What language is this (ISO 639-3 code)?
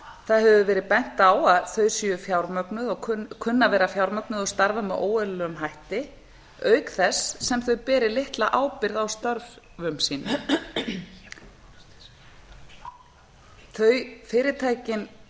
isl